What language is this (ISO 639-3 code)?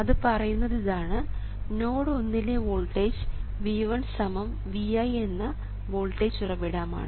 mal